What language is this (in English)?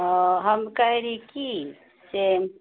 Maithili